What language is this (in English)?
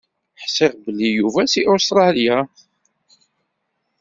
Kabyle